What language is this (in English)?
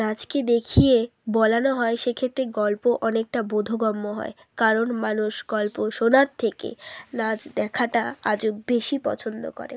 Bangla